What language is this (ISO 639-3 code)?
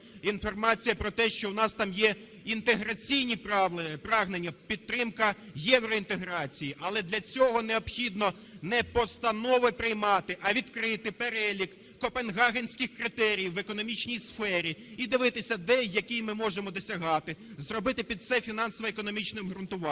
ukr